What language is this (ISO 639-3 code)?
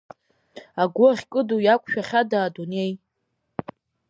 abk